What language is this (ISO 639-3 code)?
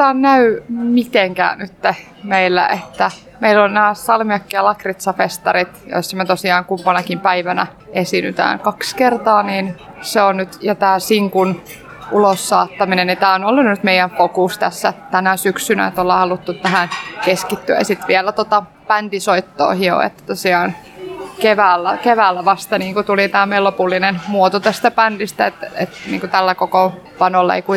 fin